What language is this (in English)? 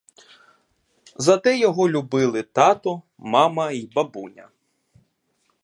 Ukrainian